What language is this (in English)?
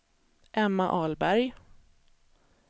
Swedish